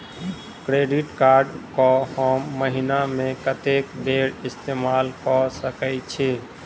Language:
Maithili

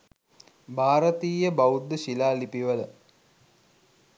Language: Sinhala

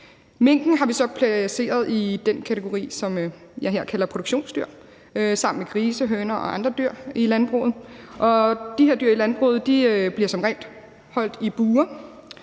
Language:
Danish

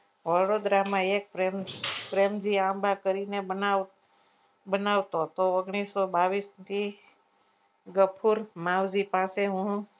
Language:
Gujarati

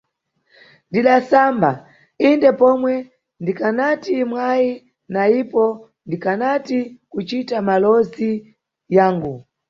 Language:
Nyungwe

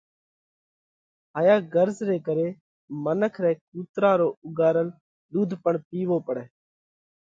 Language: Parkari Koli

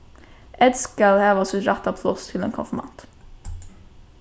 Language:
Faroese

